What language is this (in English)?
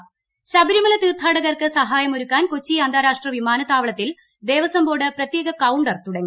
Malayalam